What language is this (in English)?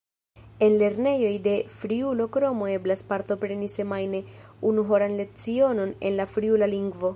Esperanto